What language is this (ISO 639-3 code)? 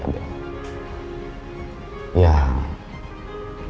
ind